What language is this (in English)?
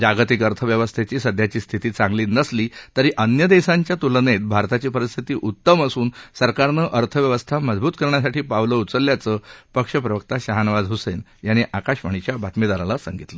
Marathi